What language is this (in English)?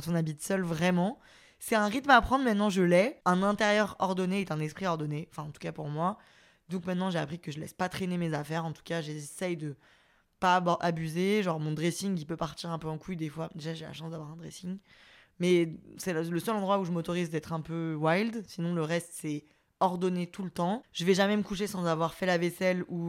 French